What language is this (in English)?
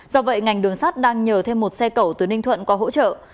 Vietnamese